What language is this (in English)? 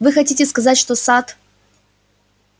Russian